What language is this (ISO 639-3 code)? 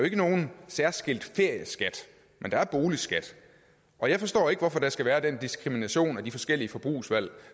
dan